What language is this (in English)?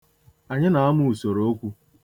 Igbo